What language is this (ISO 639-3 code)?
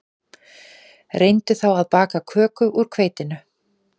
isl